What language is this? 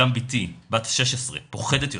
Hebrew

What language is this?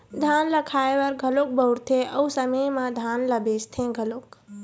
Chhattisgarhi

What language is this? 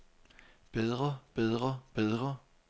Danish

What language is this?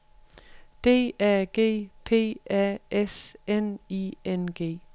Danish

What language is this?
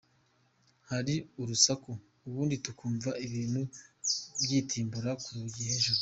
Kinyarwanda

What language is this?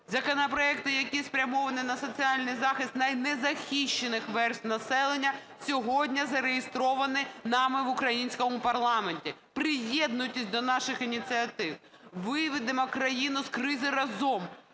Ukrainian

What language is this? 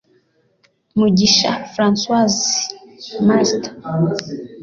Kinyarwanda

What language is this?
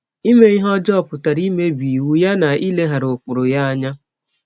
Igbo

